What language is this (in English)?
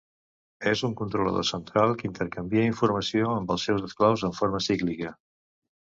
Catalan